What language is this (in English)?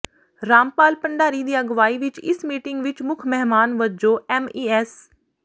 Punjabi